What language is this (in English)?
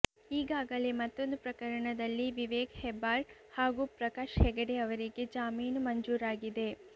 Kannada